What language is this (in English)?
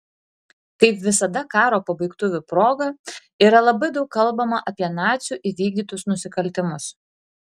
Lithuanian